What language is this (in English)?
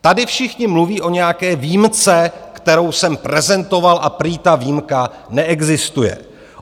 Czech